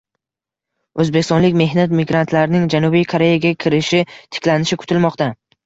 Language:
Uzbek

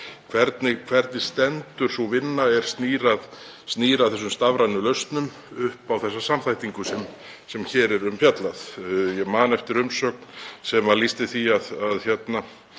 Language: Icelandic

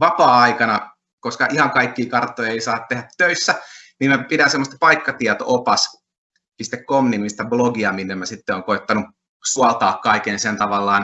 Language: Finnish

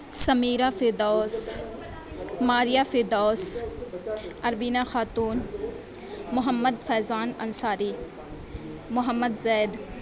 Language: Urdu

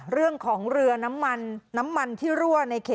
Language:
Thai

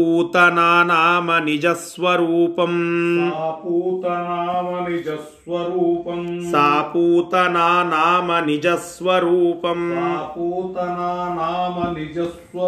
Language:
Kannada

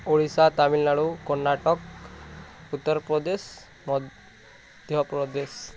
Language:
Odia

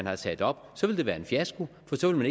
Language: Danish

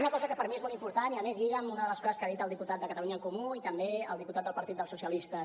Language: Catalan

